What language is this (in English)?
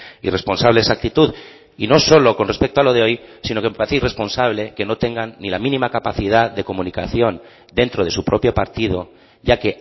Spanish